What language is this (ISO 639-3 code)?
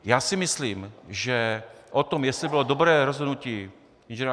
ces